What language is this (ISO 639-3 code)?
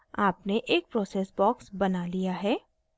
hin